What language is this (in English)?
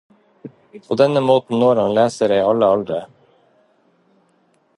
Norwegian Bokmål